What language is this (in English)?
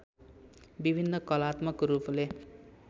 Nepali